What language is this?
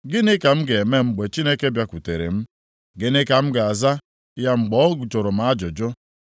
Igbo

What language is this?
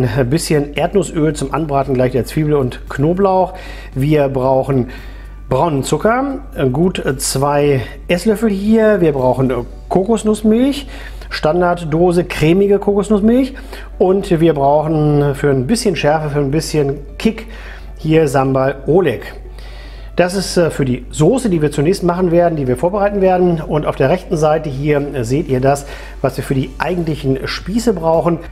German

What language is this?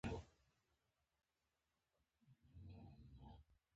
Pashto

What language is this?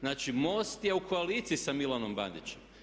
Croatian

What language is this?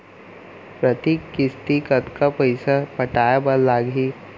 Chhattisgarhi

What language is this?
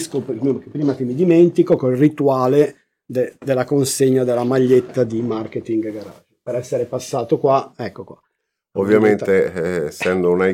Italian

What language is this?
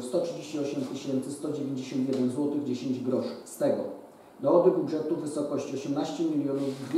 Polish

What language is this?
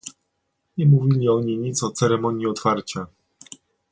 Polish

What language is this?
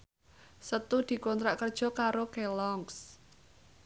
Javanese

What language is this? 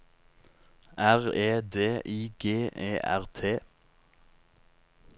Norwegian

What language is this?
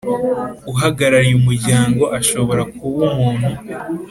Kinyarwanda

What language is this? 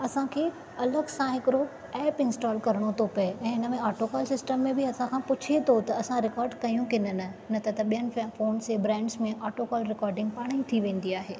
Sindhi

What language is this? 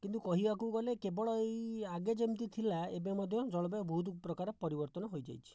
Odia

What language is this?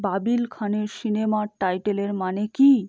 Bangla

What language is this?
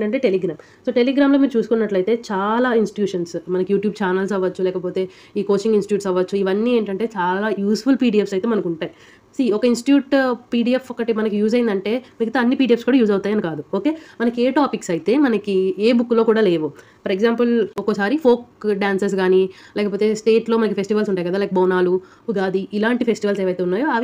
Telugu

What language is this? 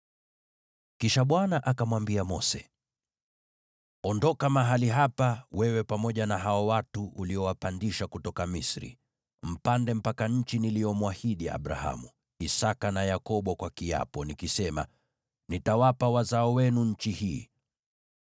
Swahili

